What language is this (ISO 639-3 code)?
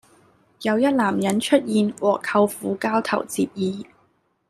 yue